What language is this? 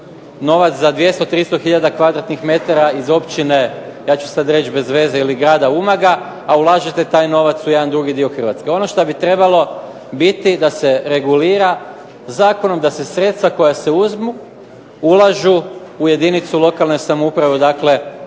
Croatian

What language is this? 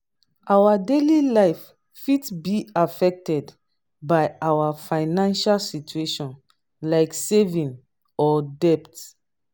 Nigerian Pidgin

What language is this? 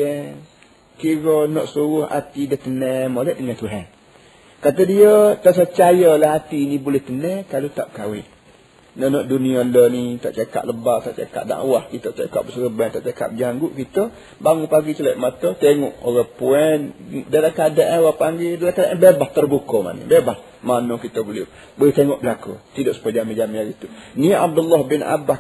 Malay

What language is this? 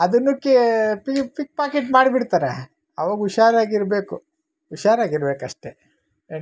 Kannada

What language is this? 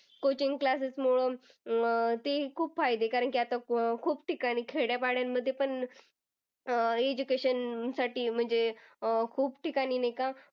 Marathi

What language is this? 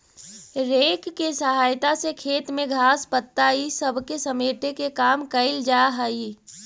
Magahi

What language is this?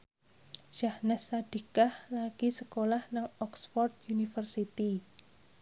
Javanese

